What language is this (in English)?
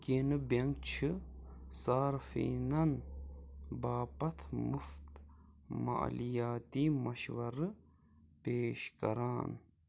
Kashmiri